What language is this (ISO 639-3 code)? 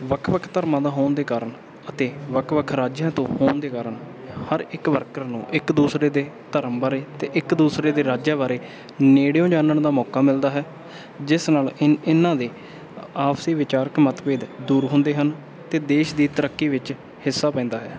pan